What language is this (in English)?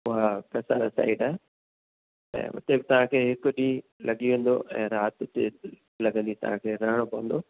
Sindhi